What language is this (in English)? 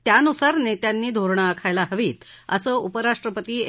Marathi